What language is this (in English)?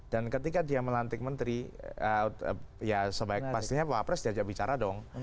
Indonesian